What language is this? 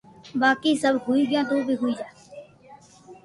Loarki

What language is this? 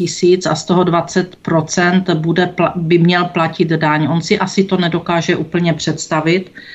Czech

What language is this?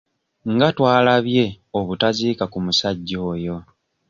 Ganda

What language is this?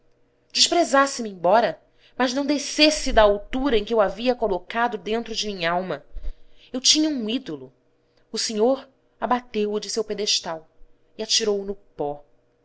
Portuguese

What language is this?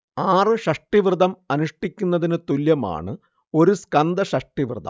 Malayalam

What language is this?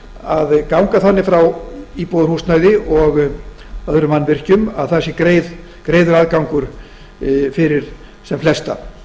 Icelandic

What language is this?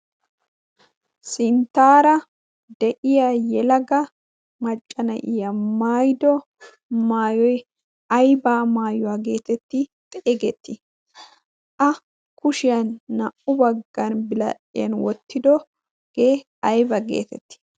Wolaytta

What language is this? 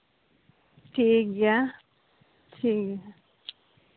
Santali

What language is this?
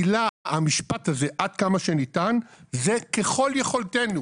Hebrew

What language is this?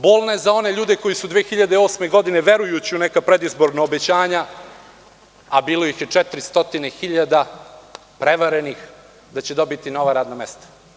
Serbian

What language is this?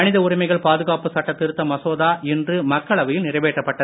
Tamil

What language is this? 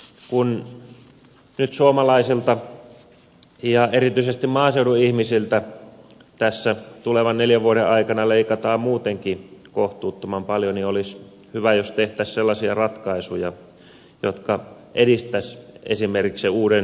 Finnish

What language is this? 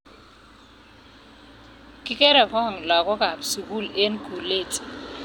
Kalenjin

